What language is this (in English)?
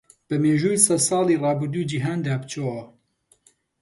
Central Kurdish